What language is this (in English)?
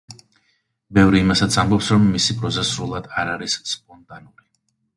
Georgian